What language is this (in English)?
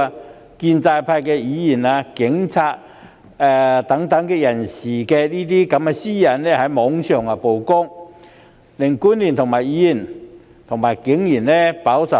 Cantonese